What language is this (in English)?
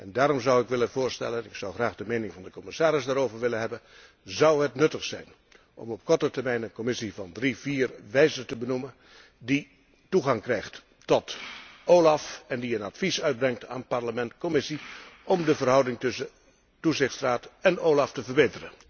Dutch